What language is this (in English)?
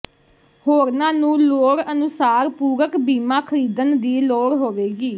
Punjabi